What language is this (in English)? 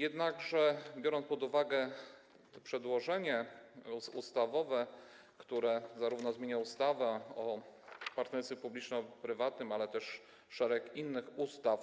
Polish